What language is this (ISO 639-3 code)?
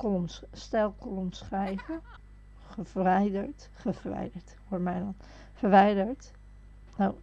nld